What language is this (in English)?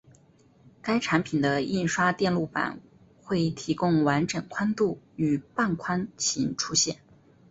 Chinese